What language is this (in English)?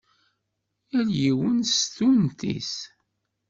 Kabyle